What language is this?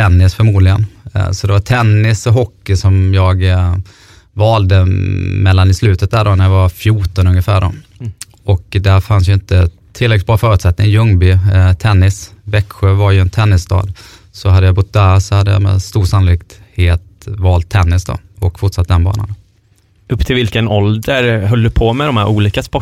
Swedish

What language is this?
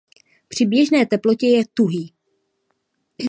Czech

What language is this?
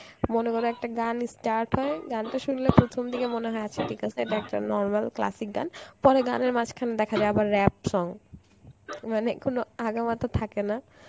Bangla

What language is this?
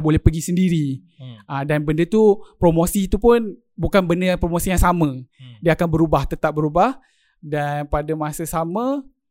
Malay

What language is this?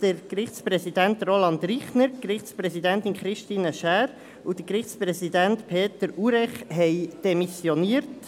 Swiss German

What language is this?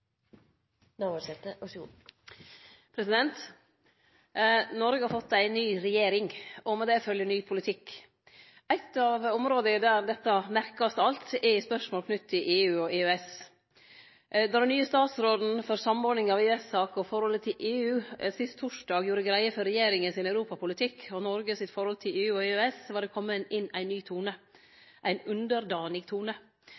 Norwegian Nynorsk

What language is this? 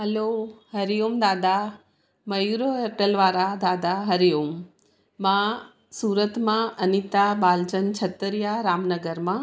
Sindhi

